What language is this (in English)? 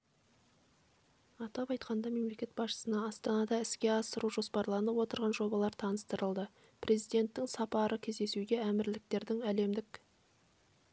Kazakh